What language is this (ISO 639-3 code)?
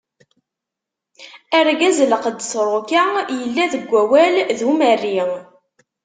kab